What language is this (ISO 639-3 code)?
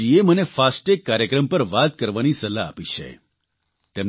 guj